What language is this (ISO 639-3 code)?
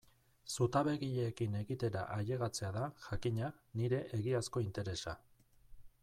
eus